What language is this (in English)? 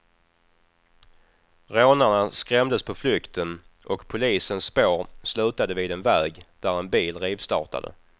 Swedish